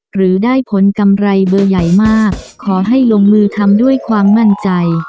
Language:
Thai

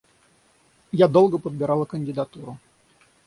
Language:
Russian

